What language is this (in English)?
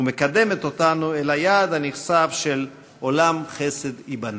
Hebrew